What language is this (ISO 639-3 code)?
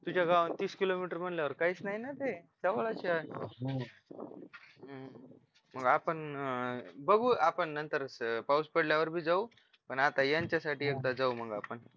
mar